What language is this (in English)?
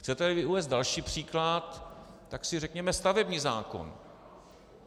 Czech